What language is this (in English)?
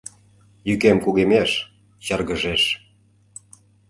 Mari